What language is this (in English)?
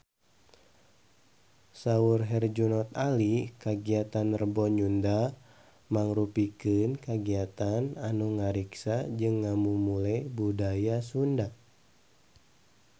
Sundanese